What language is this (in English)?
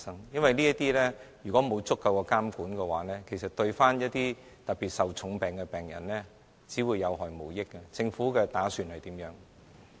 Cantonese